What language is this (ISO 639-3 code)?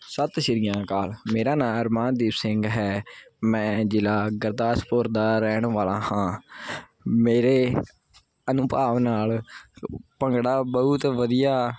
pan